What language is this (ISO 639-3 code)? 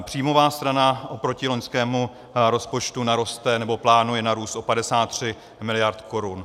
ces